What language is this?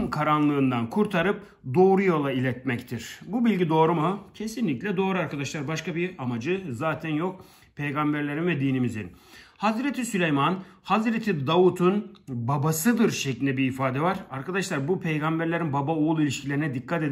Turkish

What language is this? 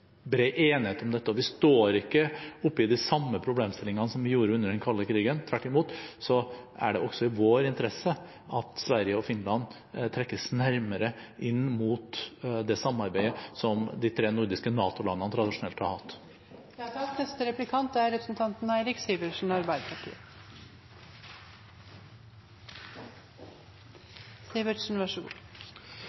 Norwegian Bokmål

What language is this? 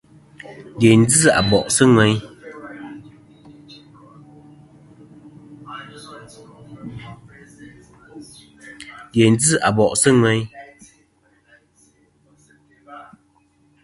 Kom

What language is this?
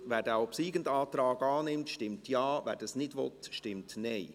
Swiss German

